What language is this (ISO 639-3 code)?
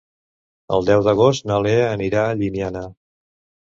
cat